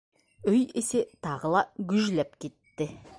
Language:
Bashkir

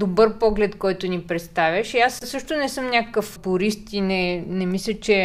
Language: Bulgarian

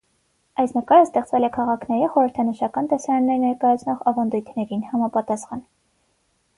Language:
Armenian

